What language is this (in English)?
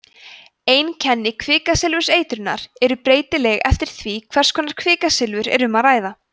Icelandic